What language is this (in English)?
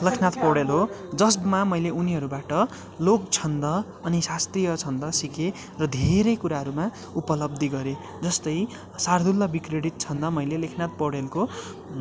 Nepali